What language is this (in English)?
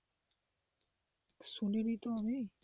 Bangla